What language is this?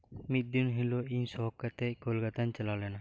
Santali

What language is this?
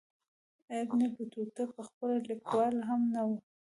Pashto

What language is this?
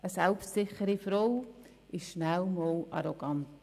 Swiss German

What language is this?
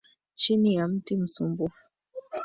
Swahili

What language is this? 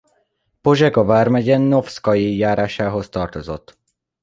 Hungarian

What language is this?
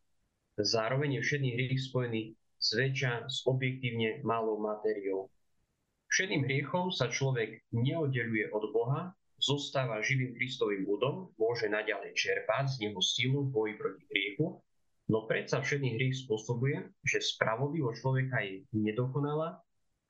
Slovak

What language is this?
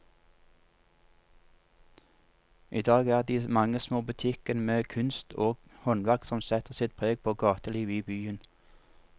Norwegian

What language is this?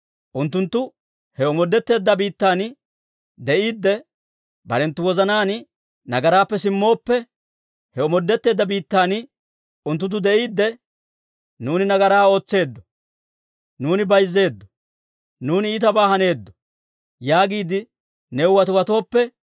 Dawro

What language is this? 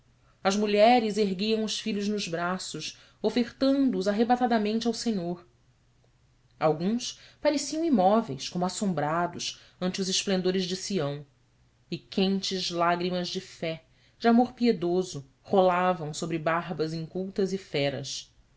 Portuguese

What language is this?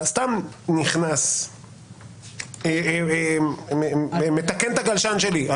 Hebrew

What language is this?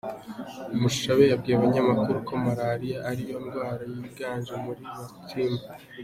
Kinyarwanda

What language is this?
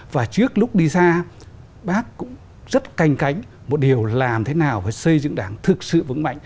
Vietnamese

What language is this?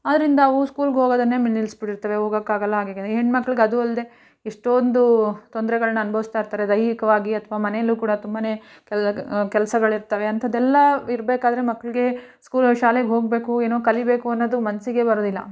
Kannada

